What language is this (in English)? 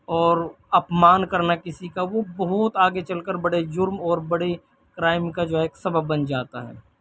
Urdu